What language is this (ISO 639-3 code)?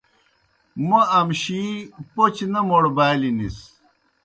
plk